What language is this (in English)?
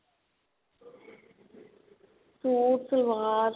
Punjabi